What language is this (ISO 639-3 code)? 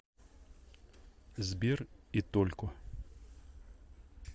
rus